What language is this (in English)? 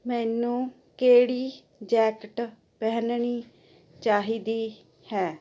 Punjabi